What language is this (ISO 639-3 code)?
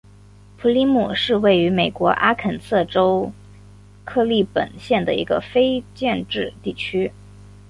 zho